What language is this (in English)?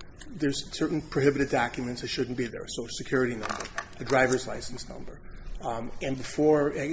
English